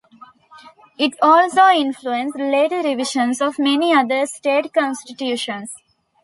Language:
English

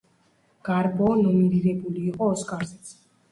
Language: Georgian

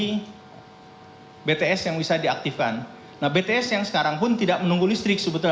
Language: Indonesian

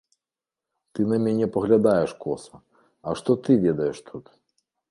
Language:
Belarusian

